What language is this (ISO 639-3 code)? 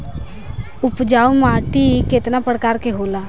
bho